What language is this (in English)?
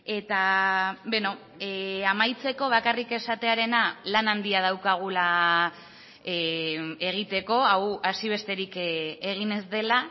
Basque